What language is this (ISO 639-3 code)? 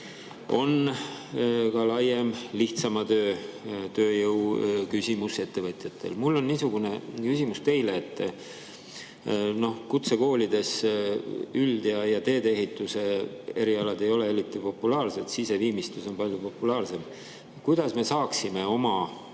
est